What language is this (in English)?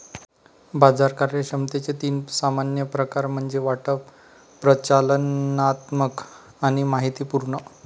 Marathi